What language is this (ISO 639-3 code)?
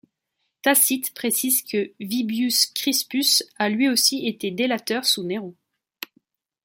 fra